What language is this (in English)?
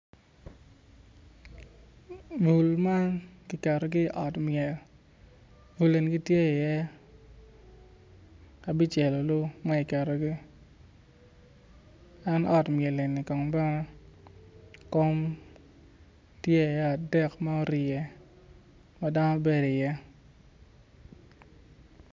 Acoli